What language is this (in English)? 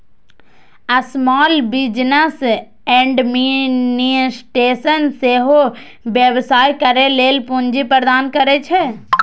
Maithili